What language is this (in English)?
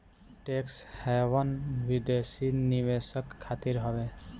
Bhojpuri